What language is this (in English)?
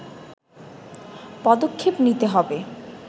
Bangla